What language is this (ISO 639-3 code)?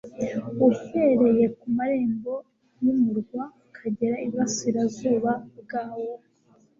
kin